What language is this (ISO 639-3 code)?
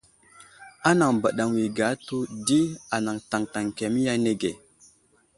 udl